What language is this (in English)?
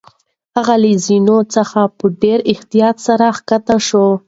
Pashto